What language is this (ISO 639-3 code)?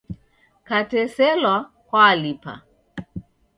dav